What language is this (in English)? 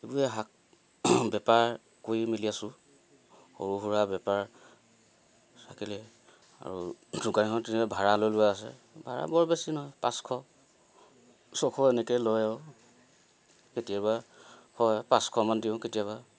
Assamese